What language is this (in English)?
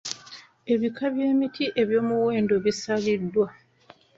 Ganda